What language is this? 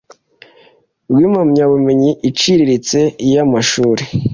Kinyarwanda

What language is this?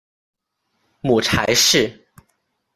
Chinese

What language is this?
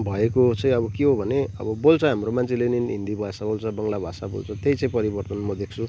Nepali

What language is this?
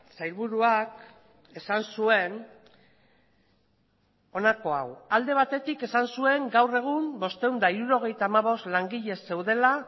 Basque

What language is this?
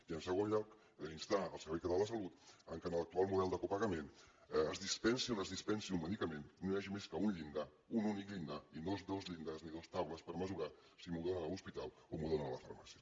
Catalan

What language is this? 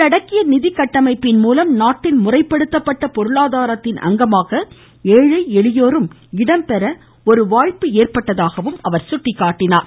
Tamil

